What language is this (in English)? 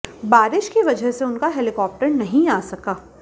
Hindi